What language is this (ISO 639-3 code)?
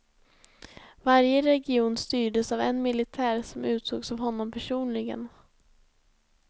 swe